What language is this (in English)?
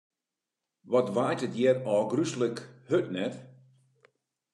Western Frisian